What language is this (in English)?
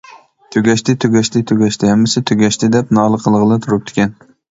Uyghur